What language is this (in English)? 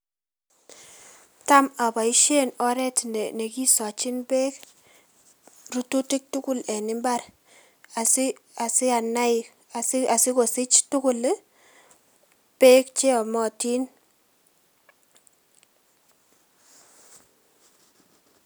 Kalenjin